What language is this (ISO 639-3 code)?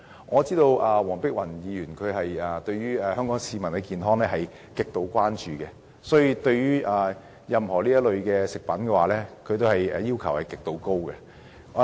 yue